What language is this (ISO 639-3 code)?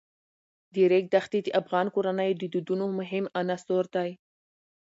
pus